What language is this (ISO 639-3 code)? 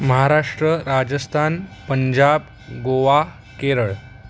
mar